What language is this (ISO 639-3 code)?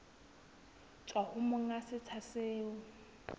sot